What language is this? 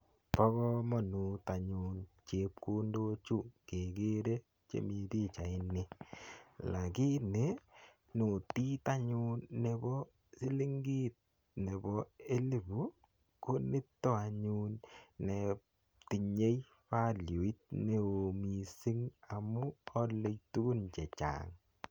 Kalenjin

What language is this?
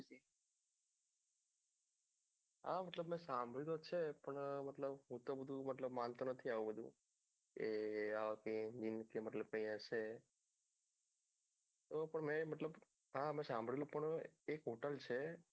Gujarati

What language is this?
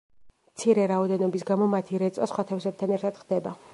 Georgian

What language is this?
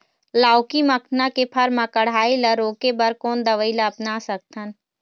Chhattisgarhi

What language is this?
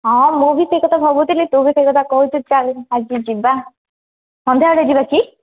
Odia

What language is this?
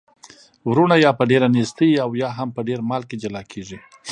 Pashto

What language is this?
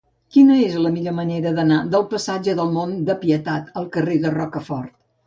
Catalan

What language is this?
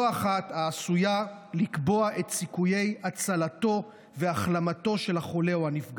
Hebrew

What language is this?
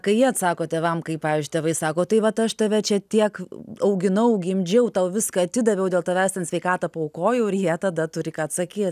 Lithuanian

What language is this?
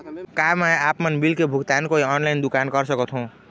Chhattisgarhi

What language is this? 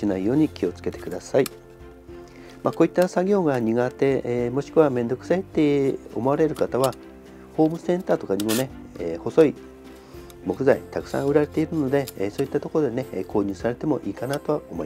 Japanese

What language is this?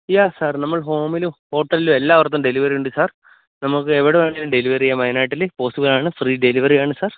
Malayalam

